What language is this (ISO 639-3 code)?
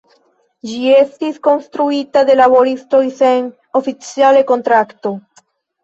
epo